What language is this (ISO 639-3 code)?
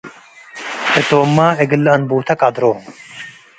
tig